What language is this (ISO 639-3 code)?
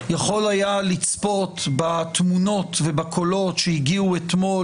heb